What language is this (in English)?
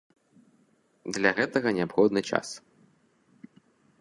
Belarusian